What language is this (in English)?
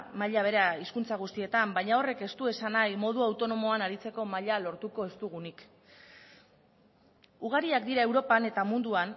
Basque